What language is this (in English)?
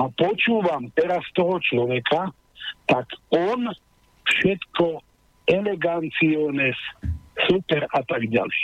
Slovak